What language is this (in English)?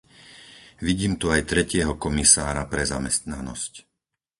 Slovak